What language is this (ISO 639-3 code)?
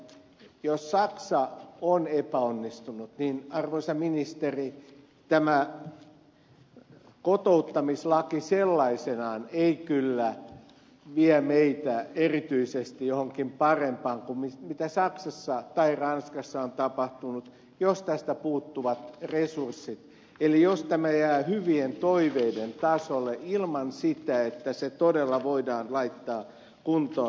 fin